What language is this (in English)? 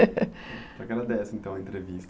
Portuguese